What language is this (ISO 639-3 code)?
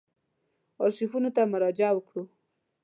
pus